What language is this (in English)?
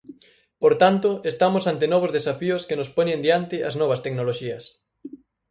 Galician